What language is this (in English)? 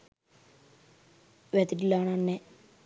Sinhala